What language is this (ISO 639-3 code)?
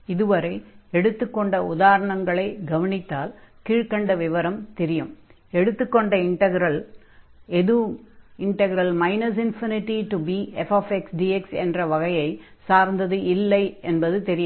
tam